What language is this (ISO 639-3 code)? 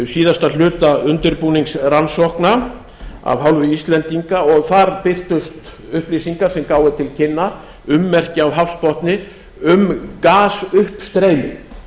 isl